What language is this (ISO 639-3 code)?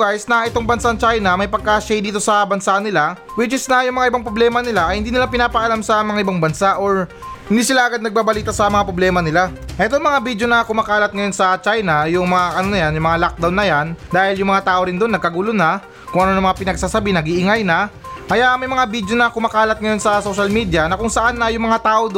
fil